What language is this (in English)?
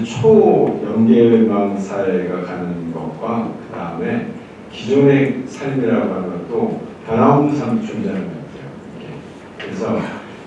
Korean